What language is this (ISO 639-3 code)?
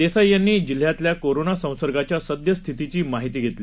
mar